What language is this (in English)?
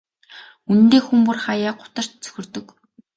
Mongolian